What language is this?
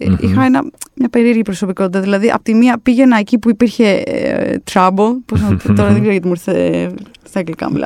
Greek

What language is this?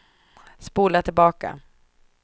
Swedish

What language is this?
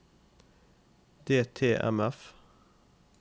Norwegian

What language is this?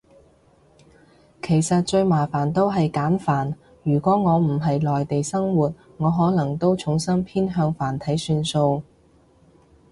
Cantonese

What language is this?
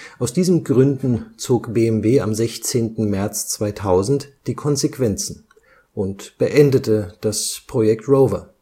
German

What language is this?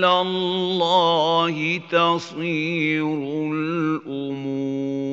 Arabic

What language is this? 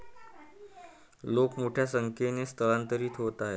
Marathi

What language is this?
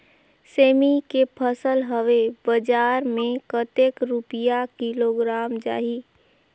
Chhattisgarhi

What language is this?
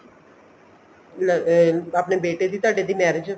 Punjabi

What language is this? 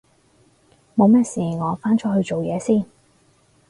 Cantonese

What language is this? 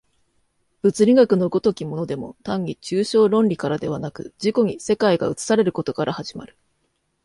Japanese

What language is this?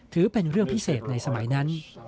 Thai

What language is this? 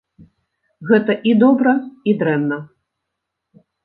Belarusian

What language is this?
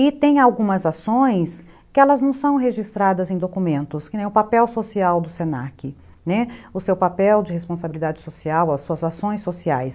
Portuguese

